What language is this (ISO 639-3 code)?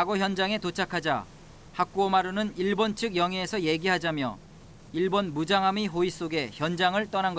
kor